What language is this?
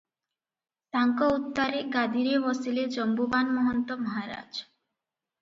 Odia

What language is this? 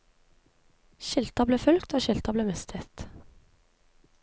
Norwegian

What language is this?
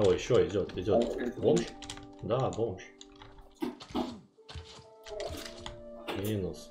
Russian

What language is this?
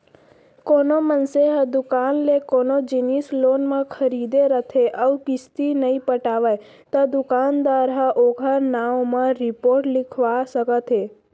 Chhattisgarhi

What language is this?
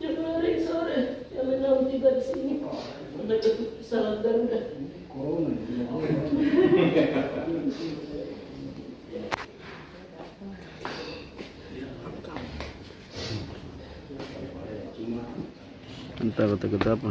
Indonesian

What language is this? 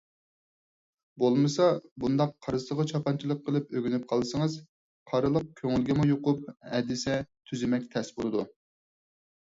Uyghur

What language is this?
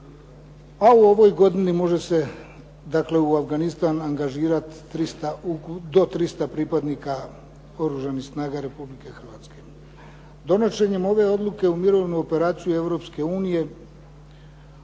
Croatian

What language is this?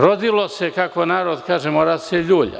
Serbian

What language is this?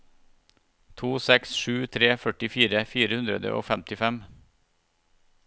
Norwegian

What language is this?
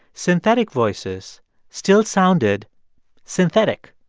English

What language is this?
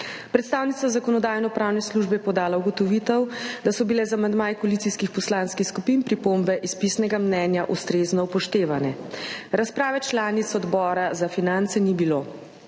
Slovenian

